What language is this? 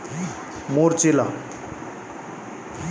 Kannada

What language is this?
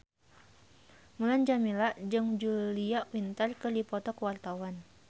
Sundanese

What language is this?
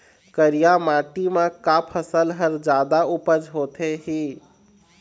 Chhattisgarhi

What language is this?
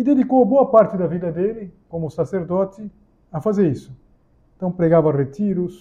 Portuguese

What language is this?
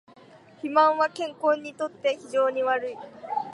Japanese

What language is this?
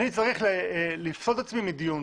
Hebrew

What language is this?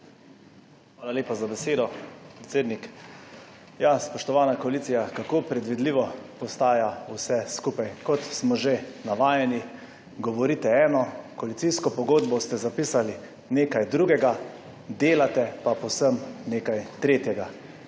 Slovenian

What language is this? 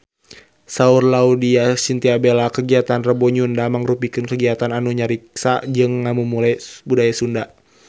Sundanese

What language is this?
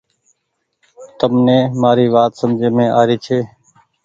Goaria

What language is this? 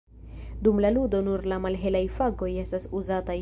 Esperanto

